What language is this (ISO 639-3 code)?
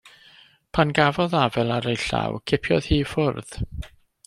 cym